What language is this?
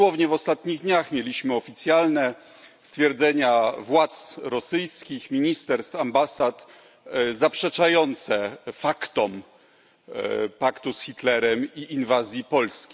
Polish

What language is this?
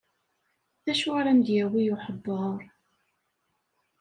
Kabyle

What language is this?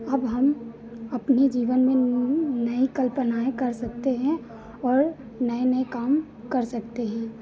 Hindi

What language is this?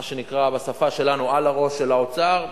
Hebrew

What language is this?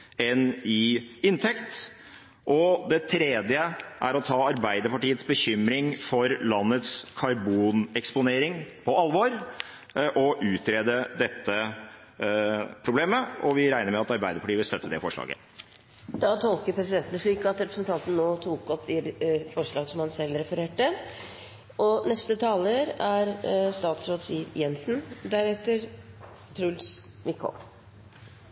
Norwegian Bokmål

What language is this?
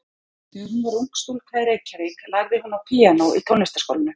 Icelandic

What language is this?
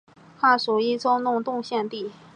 Chinese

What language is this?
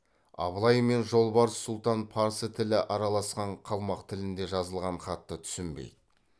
Kazakh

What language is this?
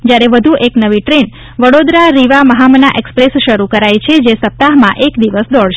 Gujarati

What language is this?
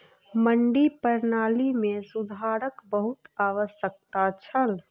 Maithili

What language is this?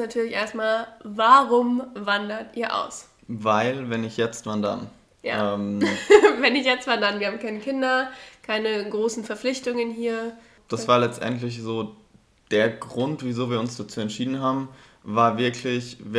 German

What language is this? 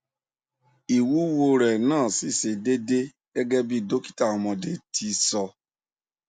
Yoruba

